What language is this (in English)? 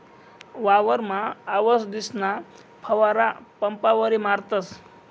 Marathi